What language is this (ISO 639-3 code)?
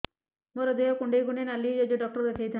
ori